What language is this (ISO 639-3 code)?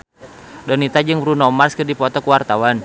sun